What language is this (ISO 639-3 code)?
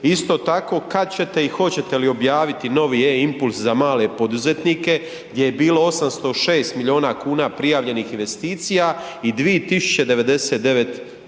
hrv